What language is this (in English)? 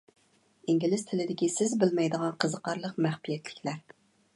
Uyghur